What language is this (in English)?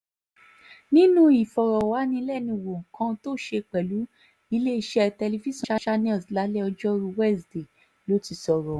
Yoruba